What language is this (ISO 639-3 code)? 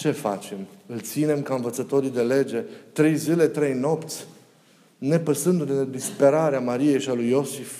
ron